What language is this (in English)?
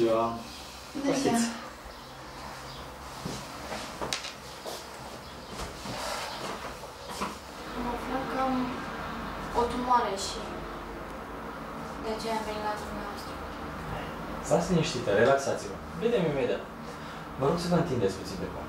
Romanian